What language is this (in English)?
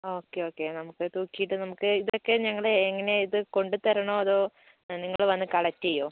Malayalam